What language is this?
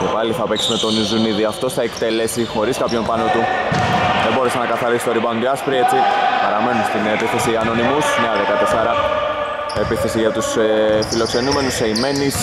Greek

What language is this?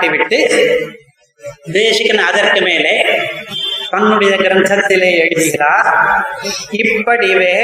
Tamil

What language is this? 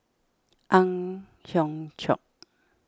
English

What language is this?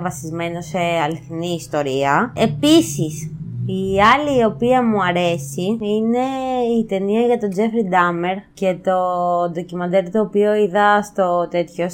Greek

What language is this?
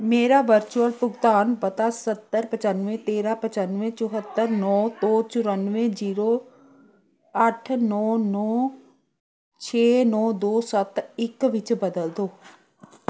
Punjabi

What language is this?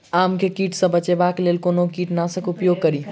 Maithili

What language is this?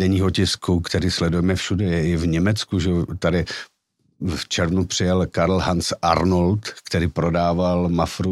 Czech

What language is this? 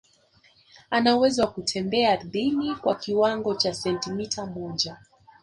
Swahili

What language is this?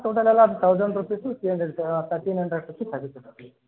Kannada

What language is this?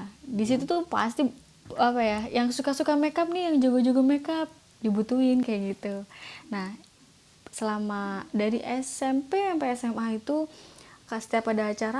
Indonesian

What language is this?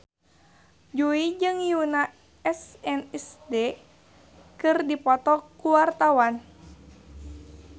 Sundanese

